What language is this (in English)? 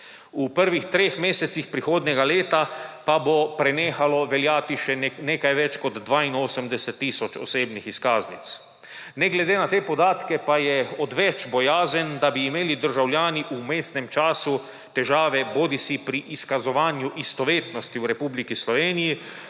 Slovenian